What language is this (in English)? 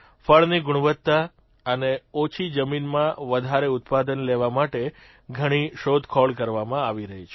Gujarati